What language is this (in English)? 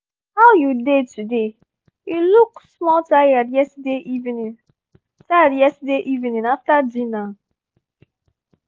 Nigerian Pidgin